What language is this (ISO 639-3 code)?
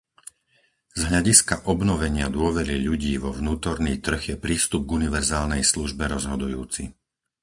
slk